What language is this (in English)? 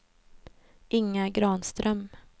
Swedish